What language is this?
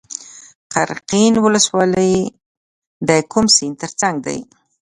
Pashto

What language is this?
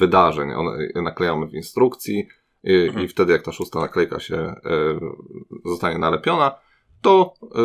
Polish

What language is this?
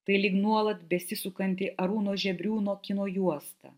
Lithuanian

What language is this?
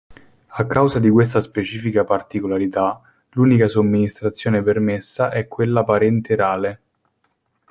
Italian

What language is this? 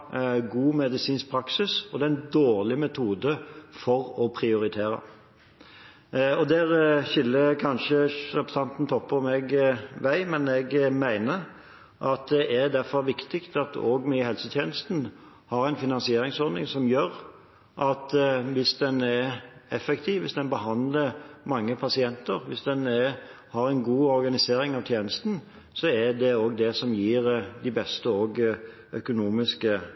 Norwegian Bokmål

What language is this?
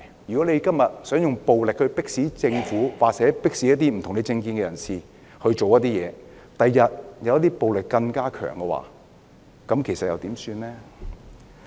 Cantonese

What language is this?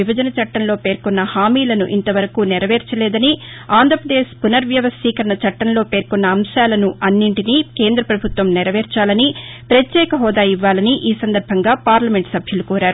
Telugu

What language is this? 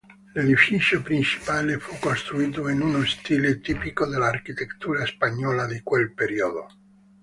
Italian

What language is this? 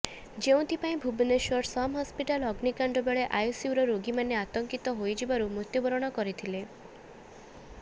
Odia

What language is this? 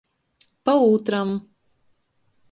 Latgalian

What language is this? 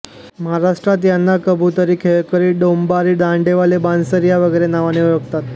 Marathi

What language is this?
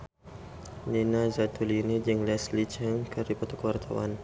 Sundanese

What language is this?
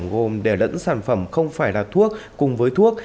Vietnamese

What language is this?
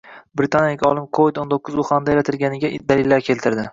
Uzbek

